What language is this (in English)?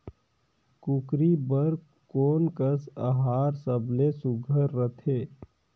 Chhattisgarhi